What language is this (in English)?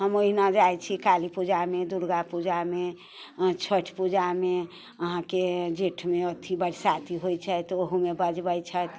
Maithili